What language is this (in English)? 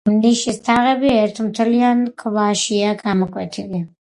Georgian